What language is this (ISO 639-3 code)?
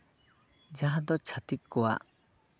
sat